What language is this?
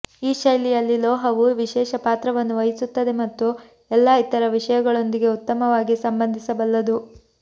Kannada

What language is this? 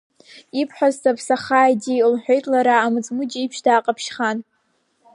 Abkhazian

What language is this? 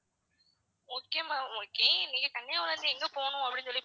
Tamil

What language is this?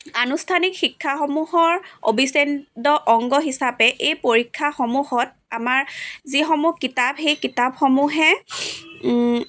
Assamese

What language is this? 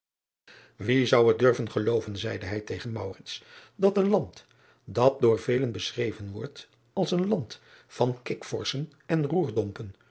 Dutch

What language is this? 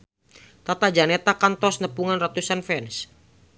Sundanese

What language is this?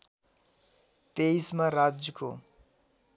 Nepali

